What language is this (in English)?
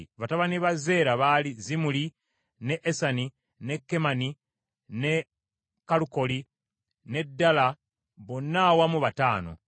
Ganda